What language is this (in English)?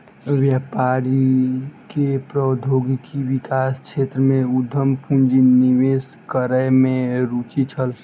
Maithili